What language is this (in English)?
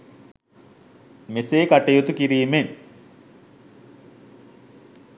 Sinhala